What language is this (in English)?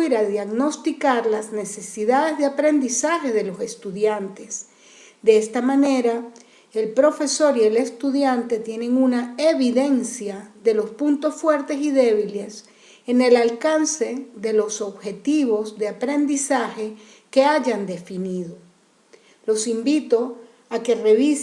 Spanish